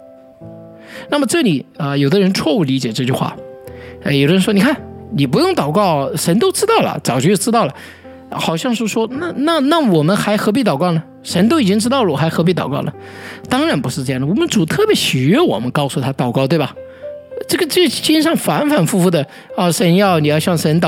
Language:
Chinese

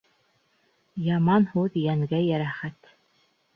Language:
Bashkir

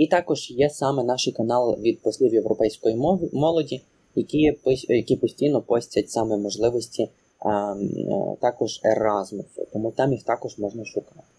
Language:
Ukrainian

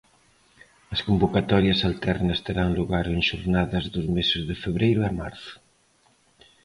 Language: Galician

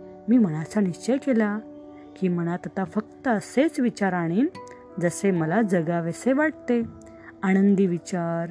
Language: Marathi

